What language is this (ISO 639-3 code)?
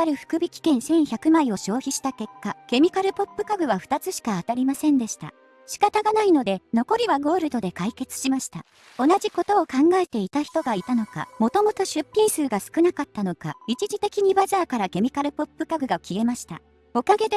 jpn